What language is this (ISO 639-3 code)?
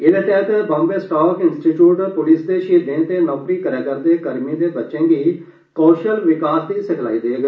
doi